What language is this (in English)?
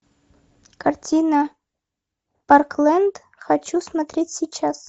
Russian